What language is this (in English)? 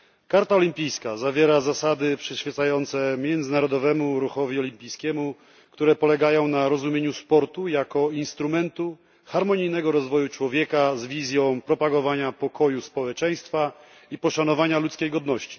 Polish